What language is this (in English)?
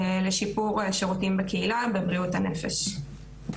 Hebrew